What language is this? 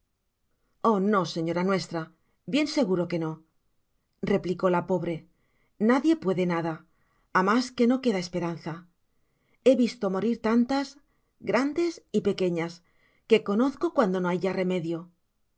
Spanish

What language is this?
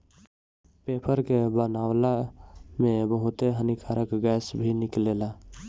Bhojpuri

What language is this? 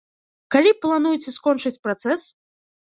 Belarusian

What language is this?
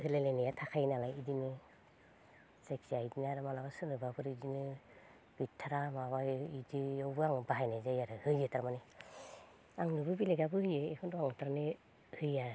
Bodo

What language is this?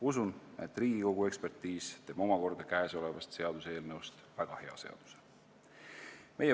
Estonian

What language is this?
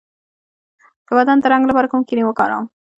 Pashto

